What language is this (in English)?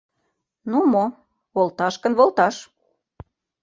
Mari